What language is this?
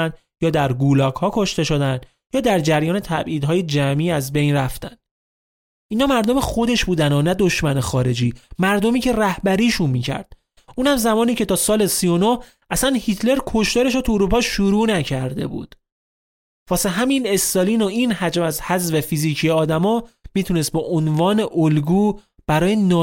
Persian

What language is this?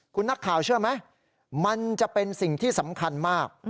Thai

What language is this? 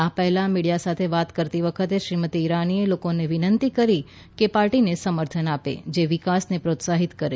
Gujarati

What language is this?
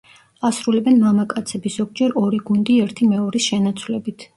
Georgian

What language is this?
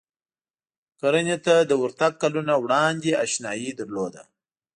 Pashto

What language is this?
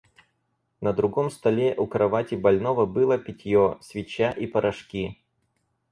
Russian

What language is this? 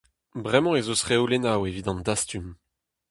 Breton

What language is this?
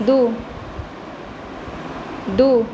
Maithili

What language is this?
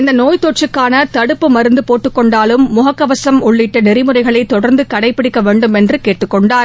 Tamil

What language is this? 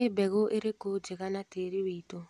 Kikuyu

